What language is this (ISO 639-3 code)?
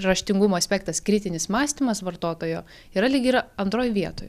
lit